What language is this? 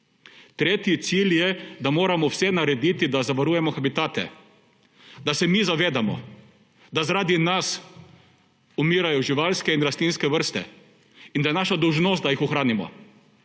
Slovenian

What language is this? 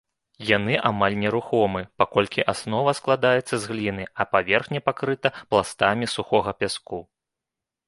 Belarusian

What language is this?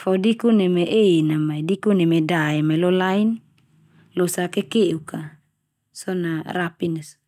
Termanu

